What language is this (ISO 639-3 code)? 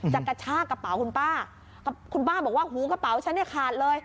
tha